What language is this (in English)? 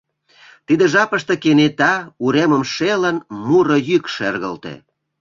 Mari